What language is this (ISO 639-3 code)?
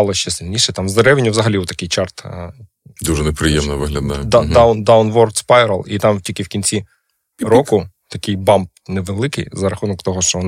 ukr